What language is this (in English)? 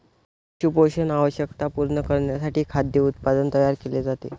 Marathi